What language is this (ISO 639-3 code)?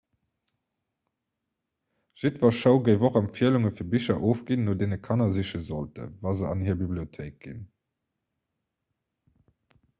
ltz